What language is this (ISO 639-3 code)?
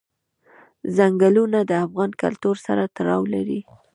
pus